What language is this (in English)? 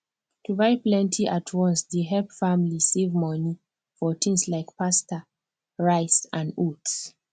Nigerian Pidgin